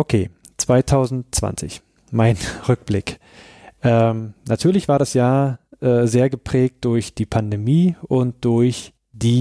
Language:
German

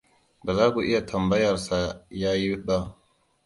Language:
Hausa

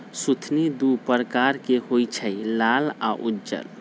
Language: Magahi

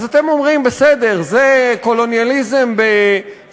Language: Hebrew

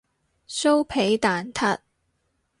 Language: Cantonese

